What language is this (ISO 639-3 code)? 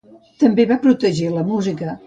cat